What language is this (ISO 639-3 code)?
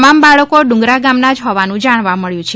guj